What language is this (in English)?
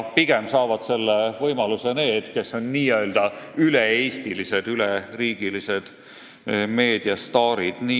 Estonian